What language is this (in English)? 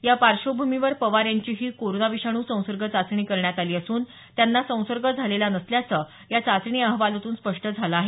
Marathi